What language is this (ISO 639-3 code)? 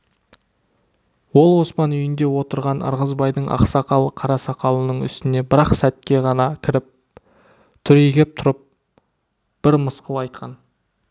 kaz